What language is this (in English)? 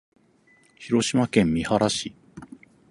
Japanese